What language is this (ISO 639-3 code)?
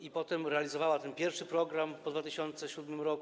pol